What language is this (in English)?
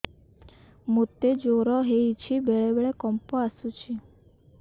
Odia